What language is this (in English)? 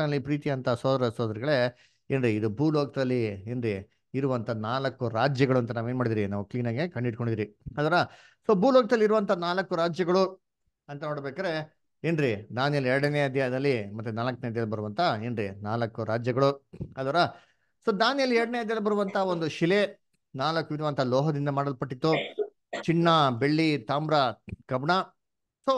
Kannada